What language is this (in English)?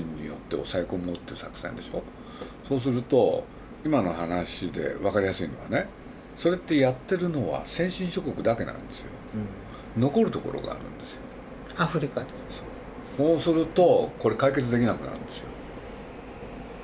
Japanese